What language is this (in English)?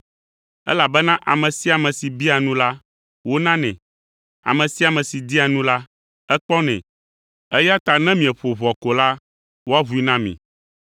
Ewe